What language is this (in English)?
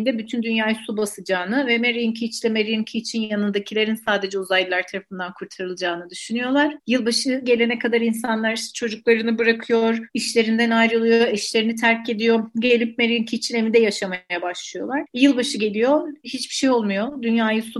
Turkish